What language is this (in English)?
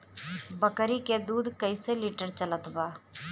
Bhojpuri